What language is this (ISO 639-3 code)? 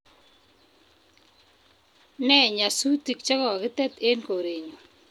kln